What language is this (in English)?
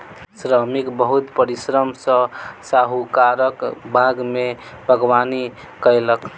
Maithili